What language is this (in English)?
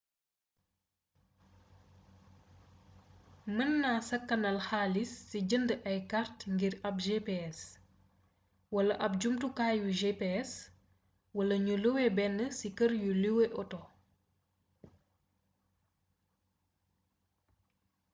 Wolof